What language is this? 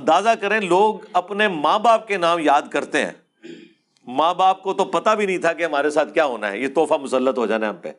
Urdu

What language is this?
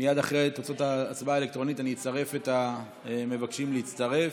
Hebrew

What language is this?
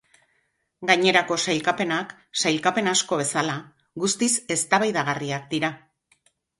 Basque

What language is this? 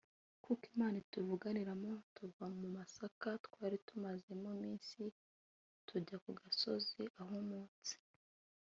Kinyarwanda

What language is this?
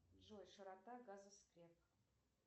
Russian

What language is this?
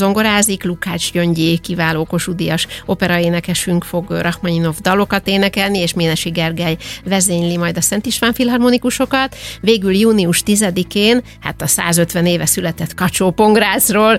Hungarian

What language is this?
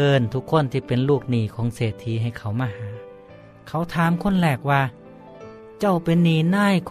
Thai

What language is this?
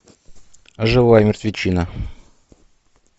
Russian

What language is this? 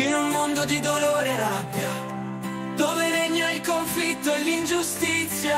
Italian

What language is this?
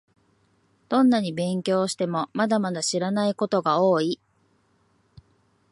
Japanese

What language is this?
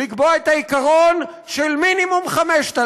Hebrew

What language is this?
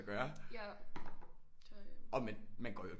Danish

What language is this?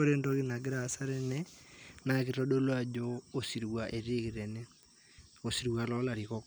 Masai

